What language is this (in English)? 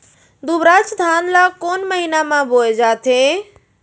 Chhattisgarhi